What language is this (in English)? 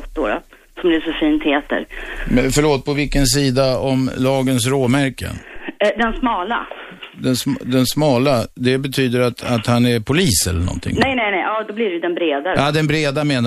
Swedish